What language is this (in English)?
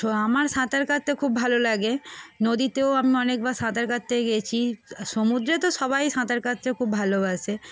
Bangla